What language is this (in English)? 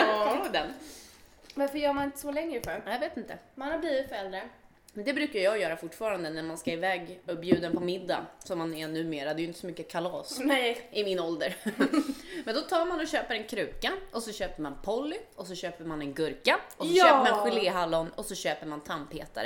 Swedish